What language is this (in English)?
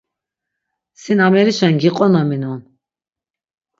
Laz